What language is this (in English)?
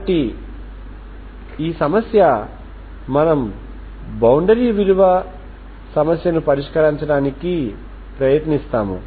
Telugu